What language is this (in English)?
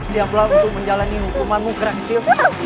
Indonesian